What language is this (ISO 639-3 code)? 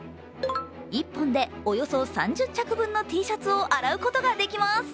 jpn